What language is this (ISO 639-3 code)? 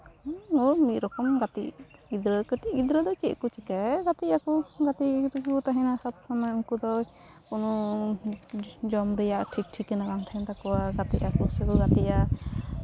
sat